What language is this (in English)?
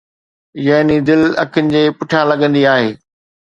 Sindhi